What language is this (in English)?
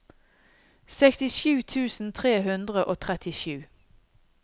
Norwegian